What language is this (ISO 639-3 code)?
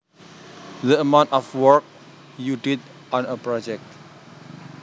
jav